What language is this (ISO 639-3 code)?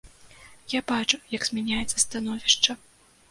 bel